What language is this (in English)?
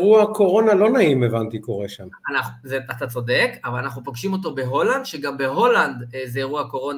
Hebrew